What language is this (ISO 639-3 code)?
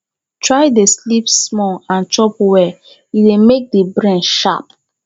pcm